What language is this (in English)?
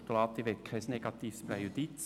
Swiss German